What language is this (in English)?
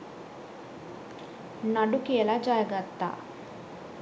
Sinhala